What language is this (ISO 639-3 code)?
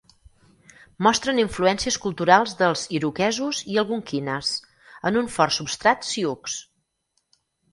cat